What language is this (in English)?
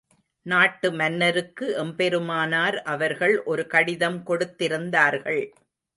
Tamil